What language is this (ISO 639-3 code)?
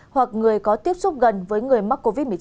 vie